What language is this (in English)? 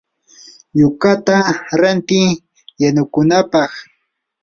Yanahuanca Pasco Quechua